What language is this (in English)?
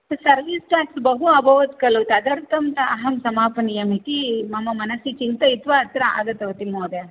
Sanskrit